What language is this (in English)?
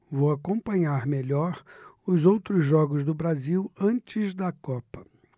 Portuguese